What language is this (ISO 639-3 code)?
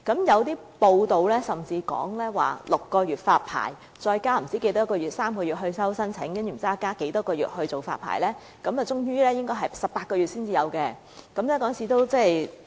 yue